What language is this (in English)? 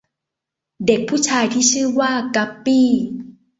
Thai